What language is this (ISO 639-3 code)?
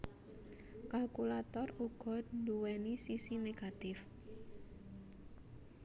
jav